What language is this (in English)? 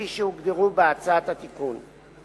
Hebrew